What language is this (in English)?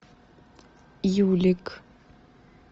Russian